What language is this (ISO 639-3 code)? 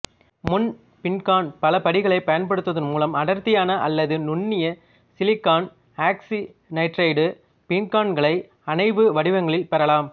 tam